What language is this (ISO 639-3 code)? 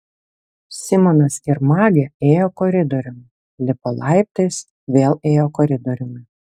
lit